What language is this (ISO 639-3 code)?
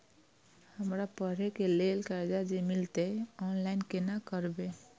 mai